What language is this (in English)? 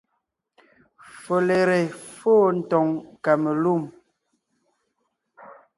Ngiemboon